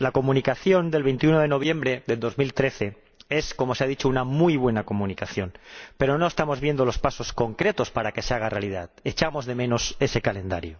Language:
Spanish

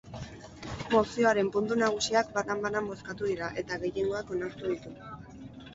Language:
Basque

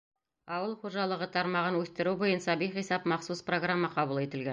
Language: Bashkir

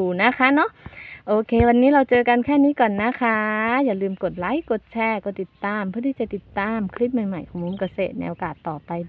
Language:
Thai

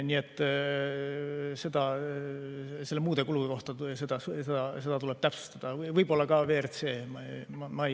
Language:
Estonian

